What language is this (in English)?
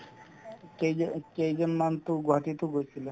Assamese